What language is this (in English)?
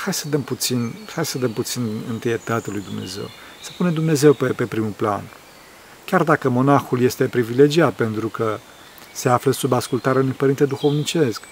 Romanian